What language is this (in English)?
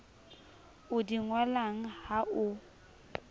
Southern Sotho